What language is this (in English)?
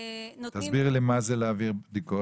Hebrew